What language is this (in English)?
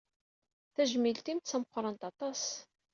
Kabyle